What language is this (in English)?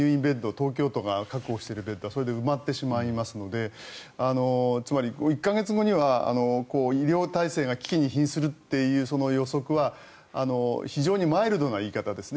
Japanese